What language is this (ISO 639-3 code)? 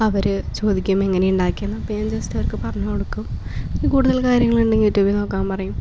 mal